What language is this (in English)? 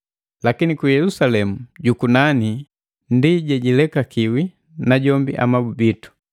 Matengo